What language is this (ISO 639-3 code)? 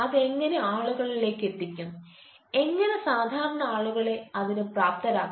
mal